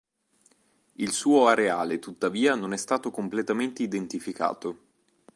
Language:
Italian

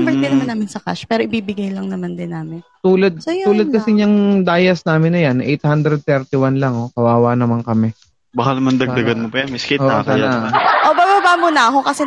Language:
Filipino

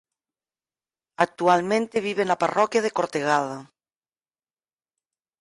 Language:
Galician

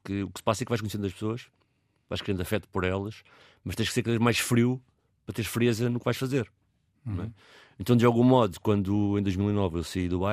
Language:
Portuguese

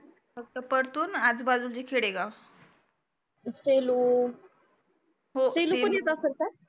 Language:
Marathi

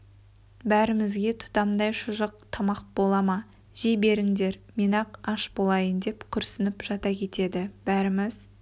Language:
Kazakh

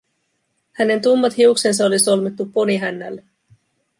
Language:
Finnish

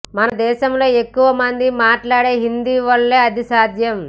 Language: Telugu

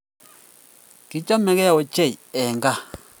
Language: Kalenjin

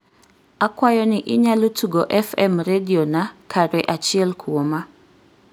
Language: Luo (Kenya and Tanzania)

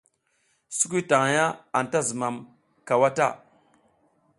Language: South Giziga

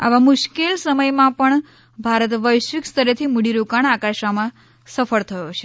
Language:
Gujarati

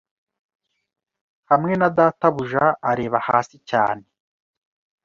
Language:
Kinyarwanda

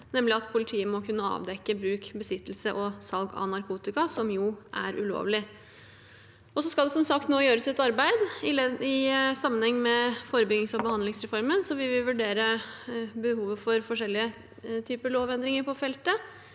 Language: Norwegian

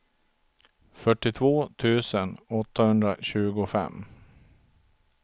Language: Swedish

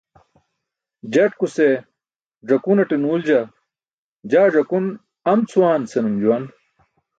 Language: Burushaski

